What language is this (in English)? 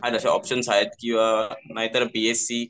Marathi